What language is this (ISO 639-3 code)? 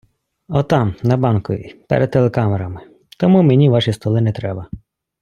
ukr